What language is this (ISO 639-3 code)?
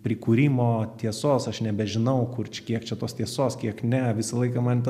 lit